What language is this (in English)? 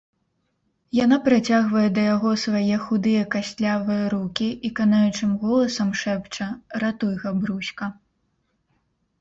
Belarusian